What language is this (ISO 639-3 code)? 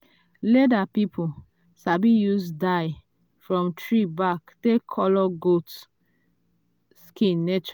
pcm